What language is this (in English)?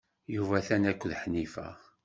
Kabyle